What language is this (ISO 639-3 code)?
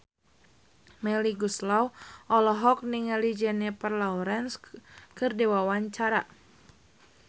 sun